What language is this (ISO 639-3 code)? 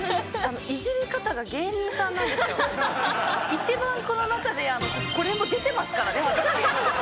jpn